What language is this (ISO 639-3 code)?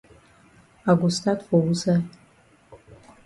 wes